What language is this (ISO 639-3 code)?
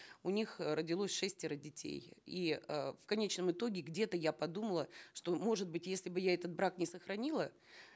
kaz